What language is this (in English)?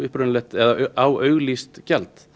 Icelandic